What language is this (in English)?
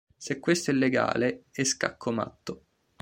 Italian